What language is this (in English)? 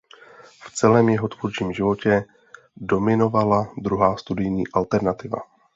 Czech